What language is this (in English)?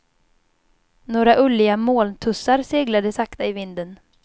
Swedish